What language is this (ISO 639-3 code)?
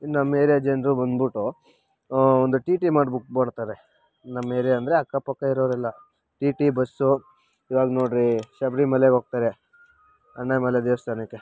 kan